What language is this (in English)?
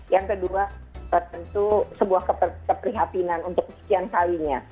Indonesian